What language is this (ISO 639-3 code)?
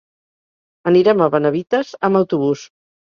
cat